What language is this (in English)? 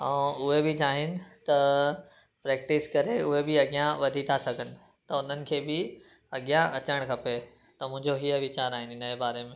Sindhi